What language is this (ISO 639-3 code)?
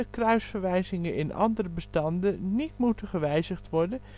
nld